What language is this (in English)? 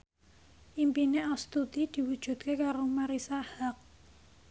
Javanese